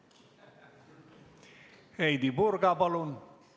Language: Estonian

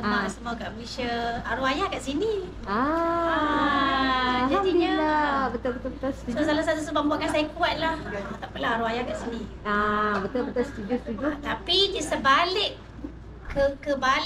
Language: Malay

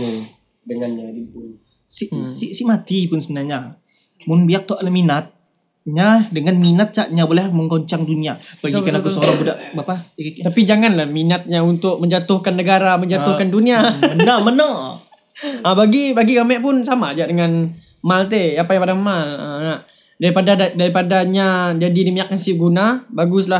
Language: Malay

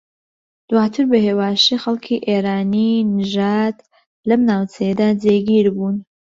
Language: Central Kurdish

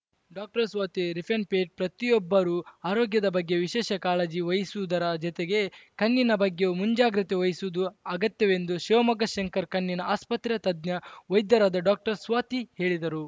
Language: Kannada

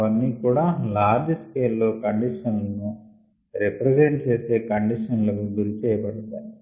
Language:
Telugu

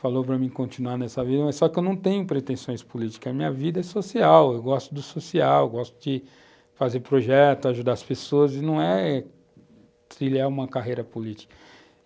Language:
Portuguese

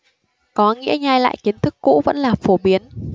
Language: Vietnamese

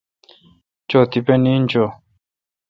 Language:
Kalkoti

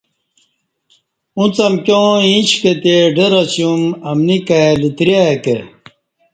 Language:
Kati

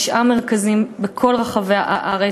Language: Hebrew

